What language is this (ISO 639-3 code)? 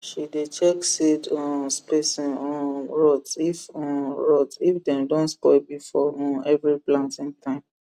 pcm